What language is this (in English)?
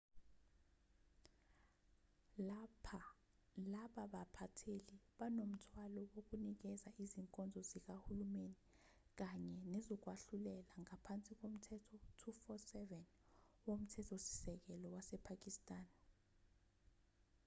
Zulu